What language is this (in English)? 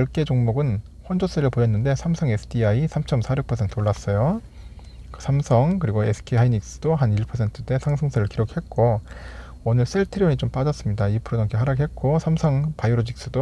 Korean